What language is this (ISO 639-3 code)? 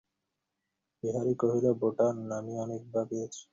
ben